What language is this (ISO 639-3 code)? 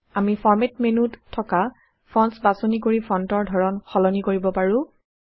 asm